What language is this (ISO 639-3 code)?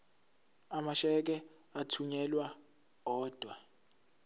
zul